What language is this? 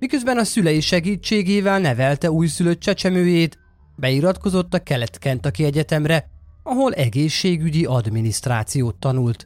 Hungarian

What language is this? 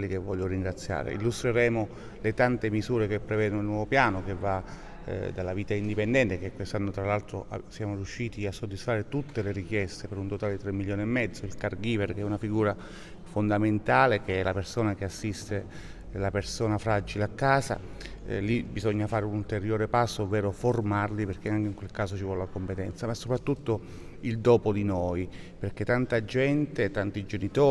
Italian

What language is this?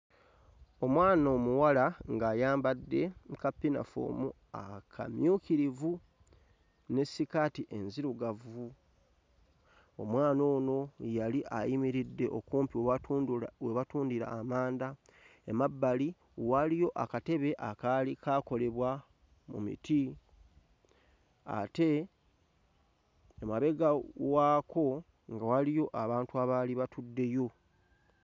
Ganda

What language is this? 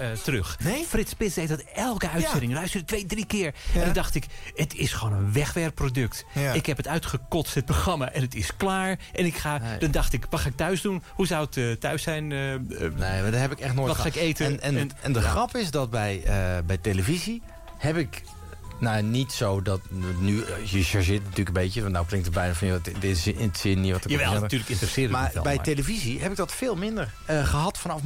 Dutch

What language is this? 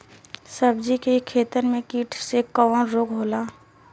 Bhojpuri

